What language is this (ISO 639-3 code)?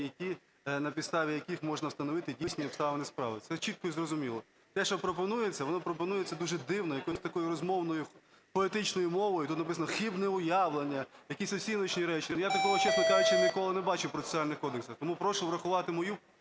ukr